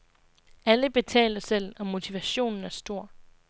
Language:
Danish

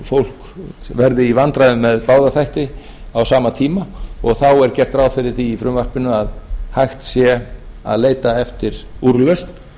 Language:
Icelandic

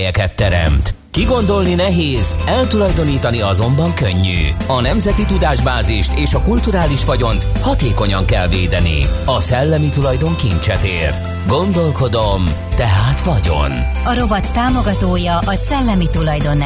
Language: Hungarian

